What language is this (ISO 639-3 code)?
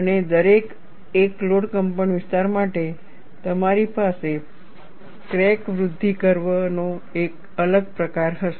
guj